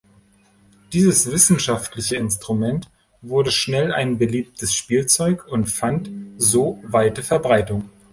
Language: German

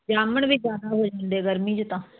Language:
Punjabi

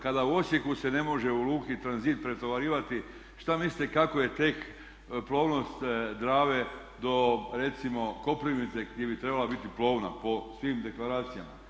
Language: Croatian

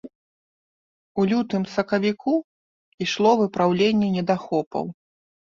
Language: Belarusian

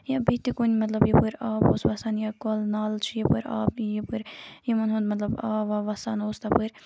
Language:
Kashmiri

